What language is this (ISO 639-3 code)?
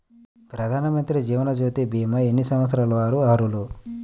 tel